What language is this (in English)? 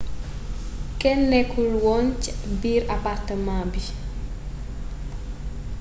Wolof